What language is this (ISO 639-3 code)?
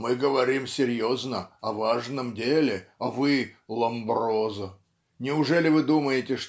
rus